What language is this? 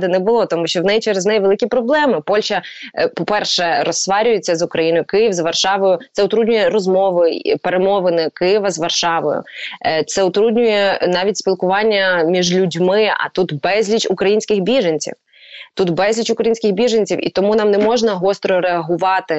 Ukrainian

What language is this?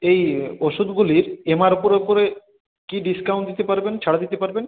Bangla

